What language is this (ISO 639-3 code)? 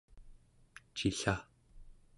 esu